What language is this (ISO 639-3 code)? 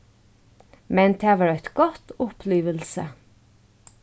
fao